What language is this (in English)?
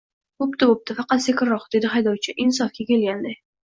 Uzbek